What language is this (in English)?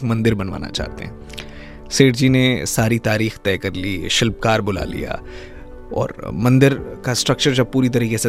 Hindi